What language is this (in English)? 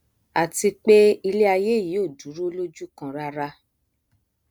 Yoruba